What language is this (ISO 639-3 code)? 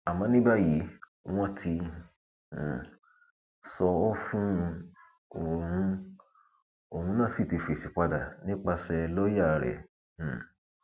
yor